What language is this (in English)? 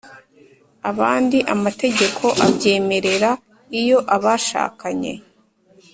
Kinyarwanda